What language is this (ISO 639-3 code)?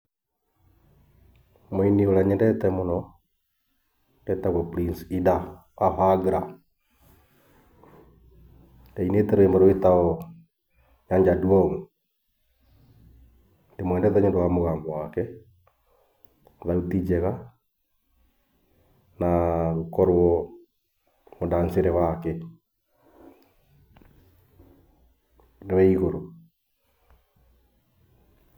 kik